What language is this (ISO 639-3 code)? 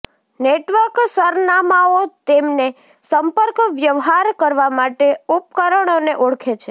guj